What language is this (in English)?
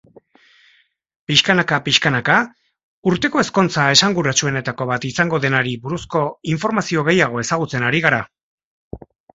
Basque